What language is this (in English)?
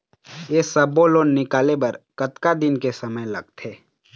Chhattisgarhi